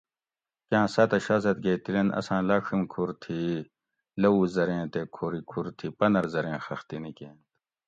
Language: Gawri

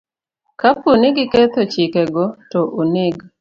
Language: Luo (Kenya and Tanzania)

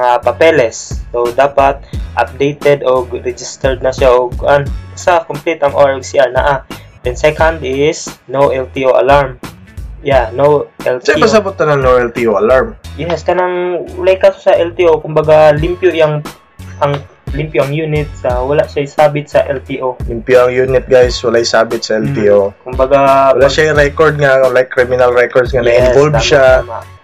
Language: Filipino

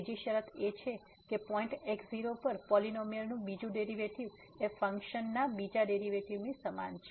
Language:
Gujarati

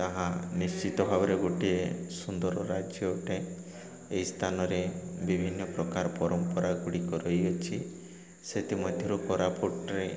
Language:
Odia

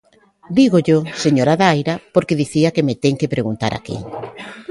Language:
Galician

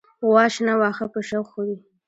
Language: Pashto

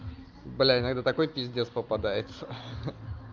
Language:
Russian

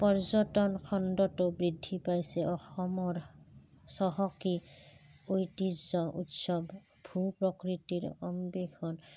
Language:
Assamese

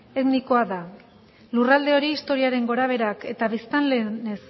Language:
Basque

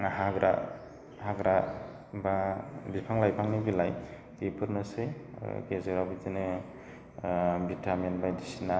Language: Bodo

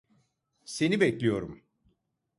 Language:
Turkish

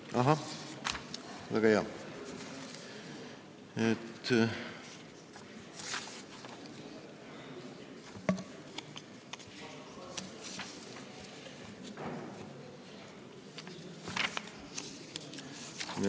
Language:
Estonian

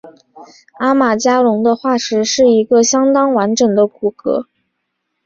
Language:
Chinese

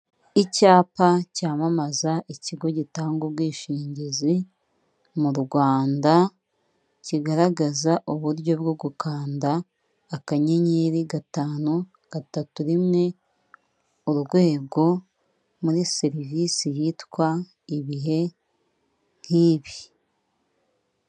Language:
Kinyarwanda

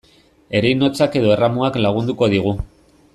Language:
Basque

